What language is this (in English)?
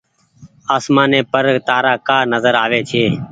Goaria